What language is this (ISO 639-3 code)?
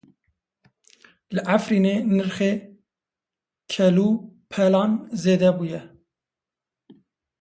kur